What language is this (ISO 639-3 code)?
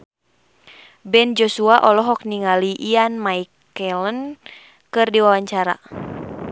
sun